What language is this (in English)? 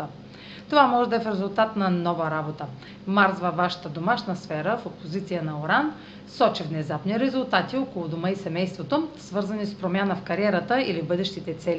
Bulgarian